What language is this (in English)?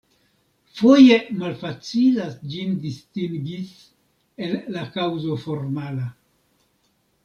Esperanto